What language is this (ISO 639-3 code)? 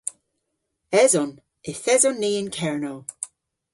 cor